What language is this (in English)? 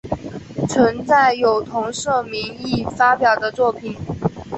Chinese